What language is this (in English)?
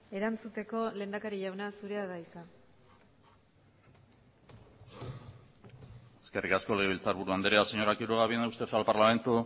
Basque